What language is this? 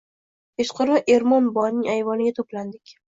Uzbek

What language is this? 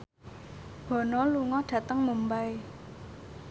Javanese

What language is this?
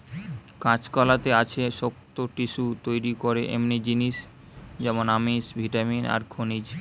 Bangla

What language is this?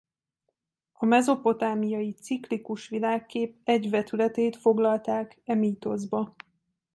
Hungarian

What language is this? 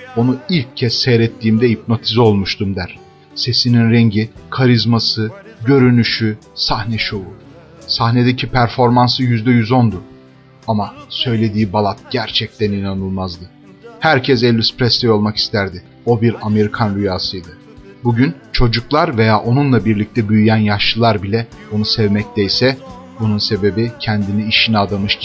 Turkish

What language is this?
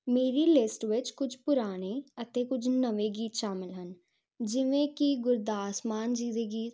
Punjabi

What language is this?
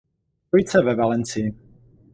Czech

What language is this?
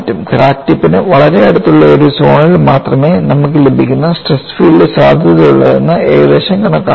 Malayalam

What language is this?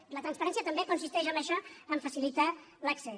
Catalan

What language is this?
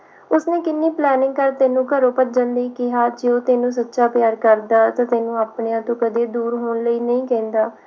Punjabi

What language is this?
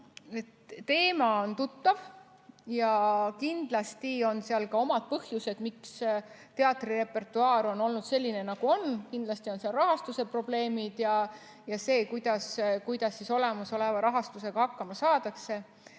Estonian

